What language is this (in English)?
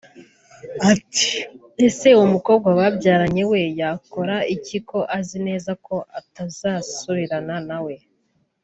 Kinyarwanda